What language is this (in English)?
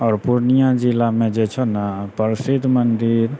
Maithili